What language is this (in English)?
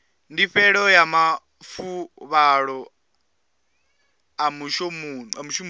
Venda